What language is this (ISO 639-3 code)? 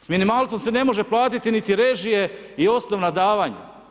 hrv